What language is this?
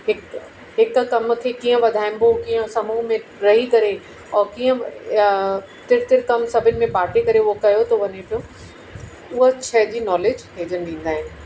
Sindhi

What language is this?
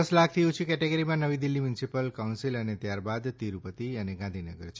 Gujarati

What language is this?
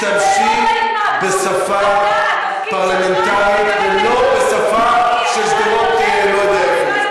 Hebrew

